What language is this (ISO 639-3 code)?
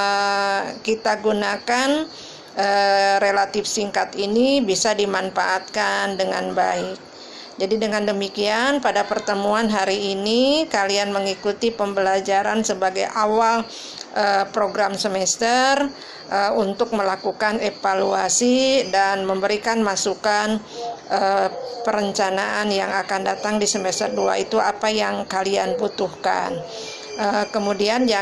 ind